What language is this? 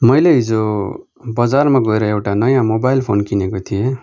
Nepali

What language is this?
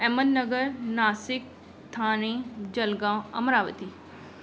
Sindhi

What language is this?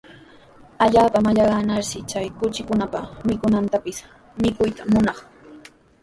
Sihuas Ancash Quechua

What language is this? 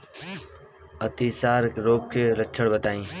Bhojpuri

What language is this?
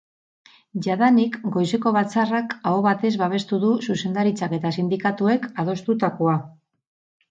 Basque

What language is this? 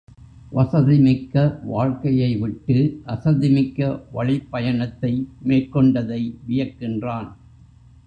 Tamil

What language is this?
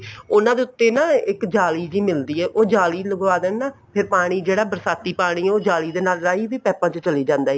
Punjabi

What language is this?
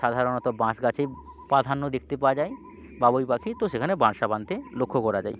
Bangla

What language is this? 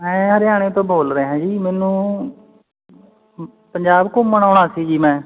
Punjabi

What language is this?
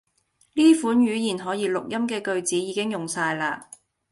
Cantonese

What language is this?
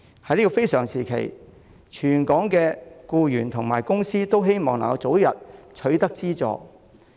Cantonese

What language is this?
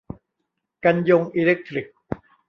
Thai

